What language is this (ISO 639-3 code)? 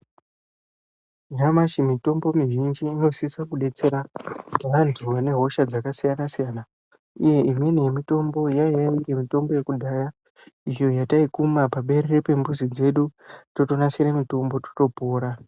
ndc